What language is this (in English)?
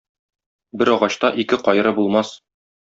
Tatar